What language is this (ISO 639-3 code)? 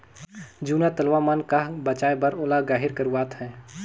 hne